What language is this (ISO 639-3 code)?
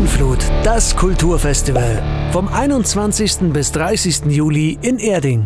deu